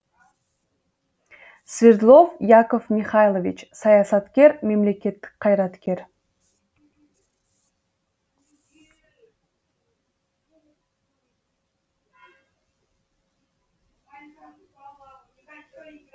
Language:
Kazakh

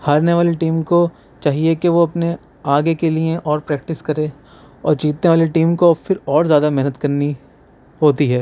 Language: Urdu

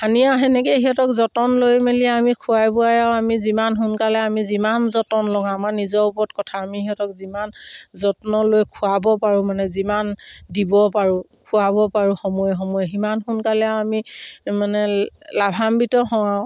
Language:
Assamese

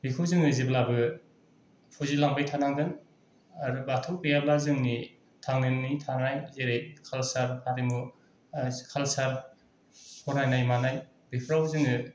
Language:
Bodo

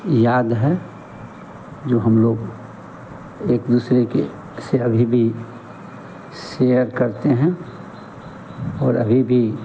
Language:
Hindi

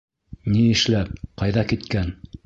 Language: Bashkir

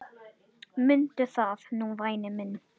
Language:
Icelandic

